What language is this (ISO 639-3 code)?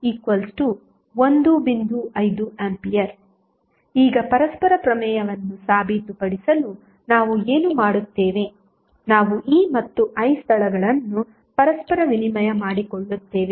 kan